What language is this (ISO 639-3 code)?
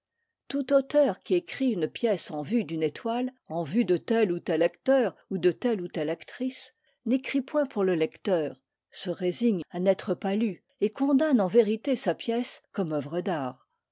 fra